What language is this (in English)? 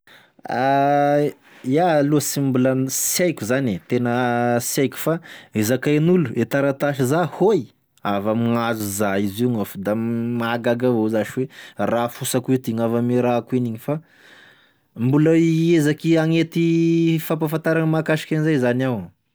Tesaka Malagasy